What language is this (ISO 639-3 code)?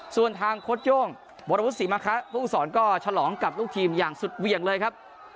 tha